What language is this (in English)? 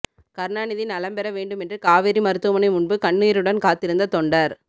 Tamil